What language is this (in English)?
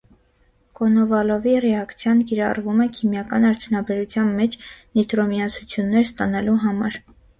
Armenian